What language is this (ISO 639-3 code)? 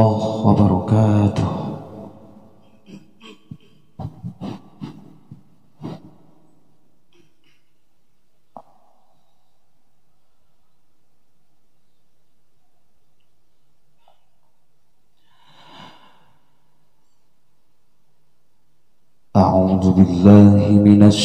ara